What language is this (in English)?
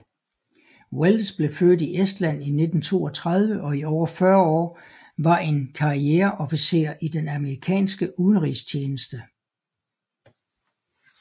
Danish